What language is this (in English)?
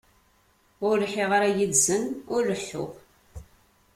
Kabyle